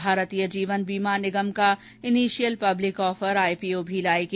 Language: Hindi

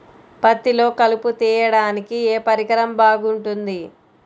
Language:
Telugu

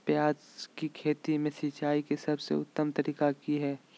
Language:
Magahi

